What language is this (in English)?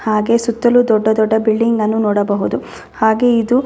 Kannada